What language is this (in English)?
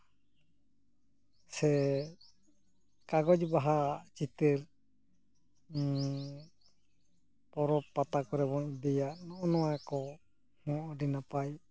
Santali